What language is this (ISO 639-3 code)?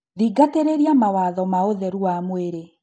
kik